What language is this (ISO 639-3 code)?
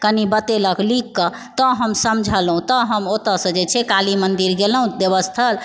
mai